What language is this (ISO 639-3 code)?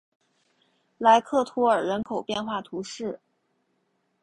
zho